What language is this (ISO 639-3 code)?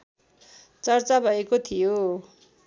nep